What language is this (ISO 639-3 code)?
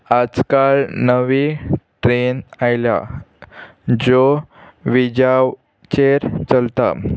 kok